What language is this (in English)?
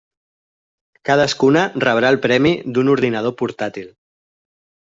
Catalan